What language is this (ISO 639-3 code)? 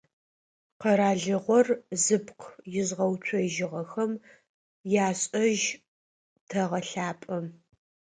ady